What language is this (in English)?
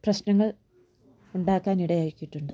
Malayalam